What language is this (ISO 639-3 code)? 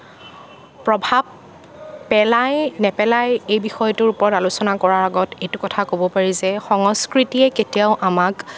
asm